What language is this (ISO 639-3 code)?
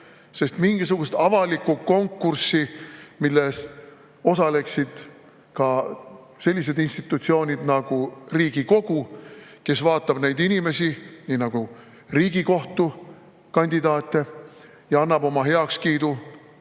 est